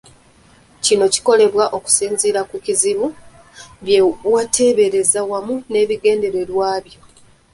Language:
Ganda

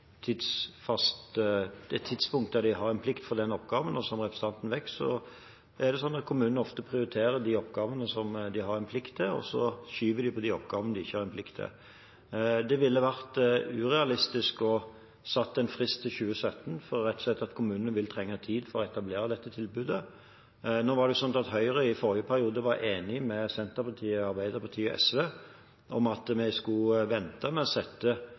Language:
Norwegian Bokmål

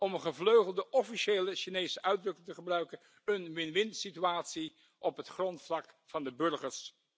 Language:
Dutch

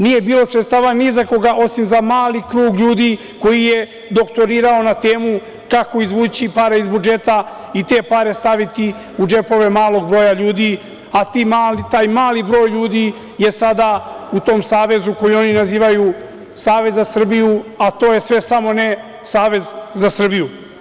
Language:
Serbian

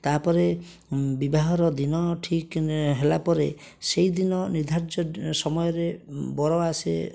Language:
Odia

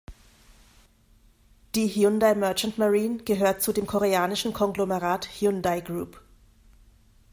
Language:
German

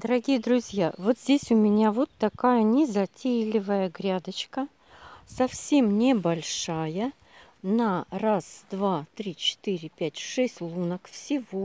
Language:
Russian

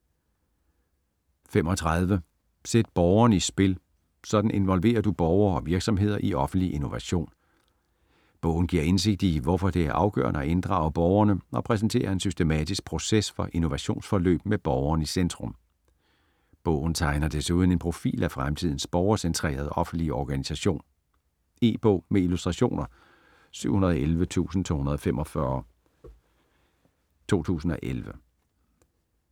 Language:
Danish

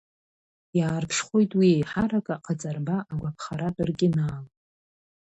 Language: Abkhazian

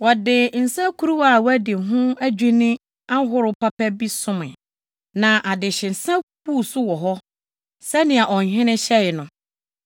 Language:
Akan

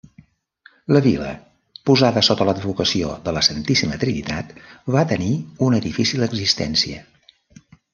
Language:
Catalan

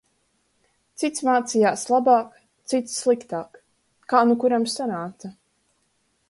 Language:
Latvian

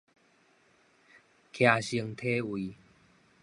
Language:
Min Nan Chinese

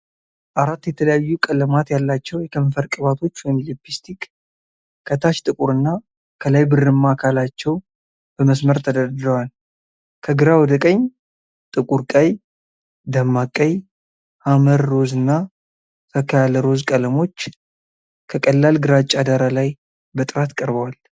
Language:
Amharic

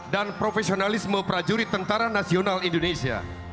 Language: Indonesian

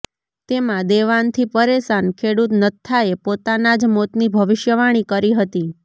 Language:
Gujarati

